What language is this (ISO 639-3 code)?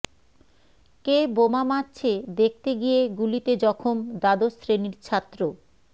ben